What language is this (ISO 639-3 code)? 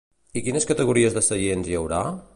cat